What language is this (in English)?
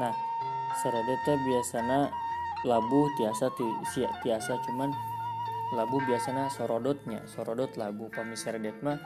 Indonesian